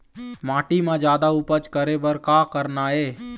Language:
Chhattisgarhi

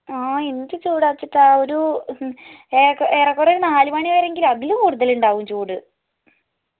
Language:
Malayalam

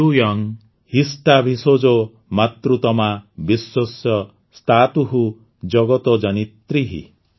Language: Odia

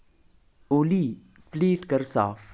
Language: Kashmiri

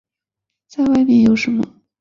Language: Chinese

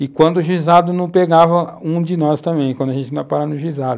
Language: Portuguese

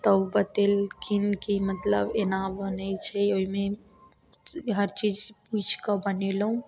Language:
Maithili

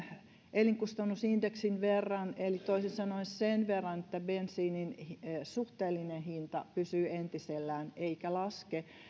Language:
Finnish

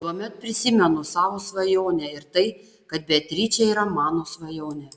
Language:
Lithuanian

